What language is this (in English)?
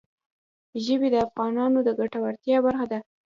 Pashto